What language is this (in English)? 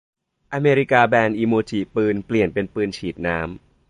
Thai